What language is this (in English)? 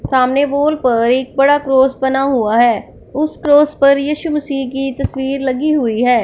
Hindi